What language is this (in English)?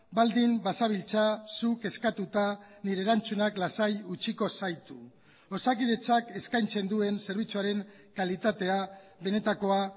Basque